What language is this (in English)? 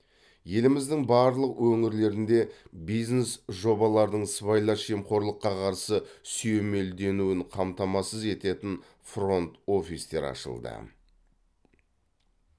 Kazakh